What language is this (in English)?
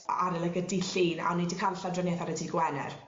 Welsh